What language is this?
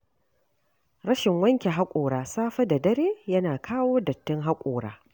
Hausa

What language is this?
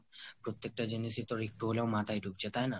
Bangla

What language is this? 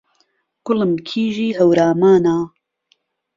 Central Kurdish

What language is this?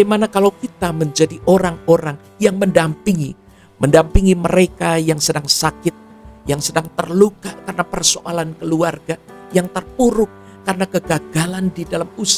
Indonesian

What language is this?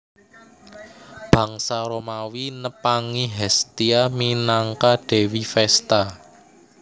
Javanese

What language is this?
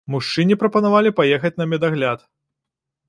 Belarusian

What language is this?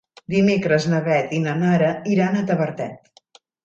Catalan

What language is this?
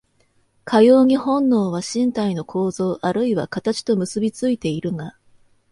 Japanese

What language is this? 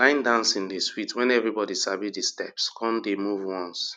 Nigerian Pidgin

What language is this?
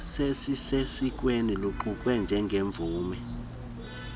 Xhosa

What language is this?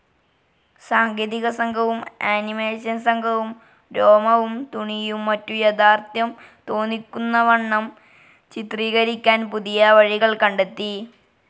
Malayalam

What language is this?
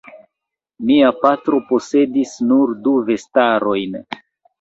Esperanto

